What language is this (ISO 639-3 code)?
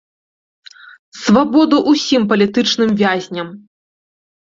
bel